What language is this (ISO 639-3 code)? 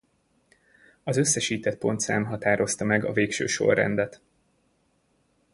hun